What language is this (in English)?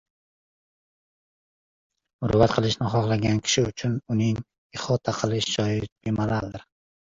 Uzbek